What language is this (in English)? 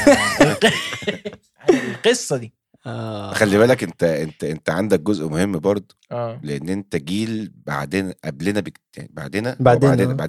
Arabic